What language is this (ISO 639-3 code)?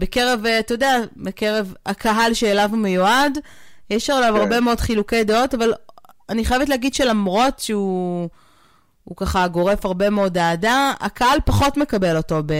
heb